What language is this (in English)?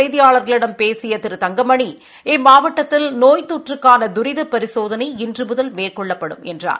Tamil